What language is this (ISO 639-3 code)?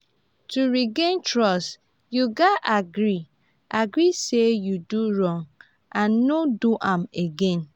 pcm